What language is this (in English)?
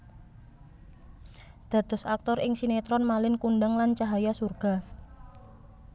Javanese